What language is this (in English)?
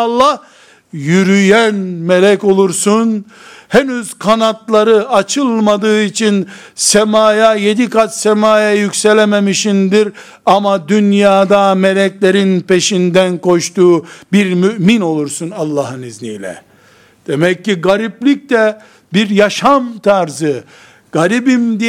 Turkish